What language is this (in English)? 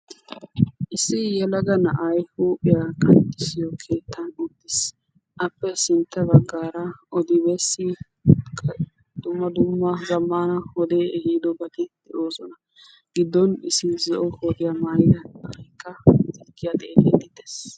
Wolaytta